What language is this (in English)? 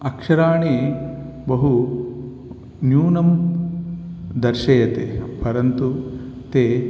Sanskrit